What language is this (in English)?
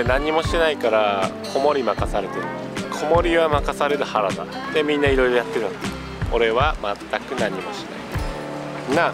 Japanese